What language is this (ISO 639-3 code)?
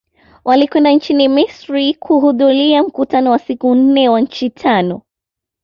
swa